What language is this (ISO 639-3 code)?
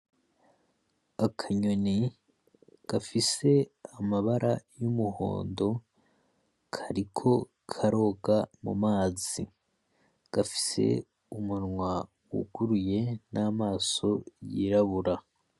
run